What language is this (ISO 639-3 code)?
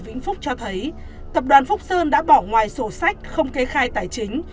vie